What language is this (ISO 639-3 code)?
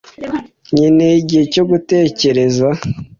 kin